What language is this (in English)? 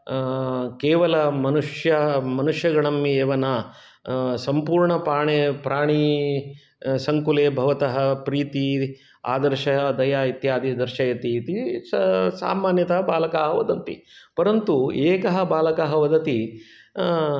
Sanskrit